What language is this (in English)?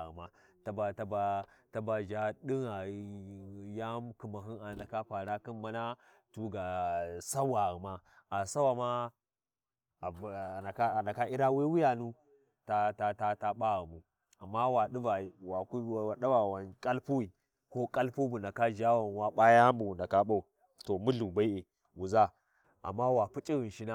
Warji